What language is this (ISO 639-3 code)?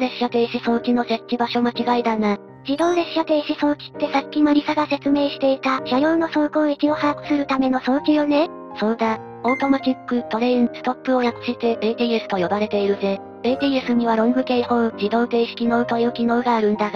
jpn